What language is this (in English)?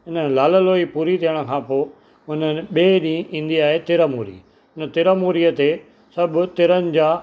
Sindhi